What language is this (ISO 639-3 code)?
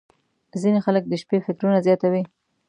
pus